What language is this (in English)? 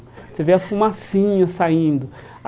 Portuguese